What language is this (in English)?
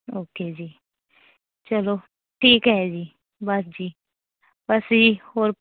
Punjabi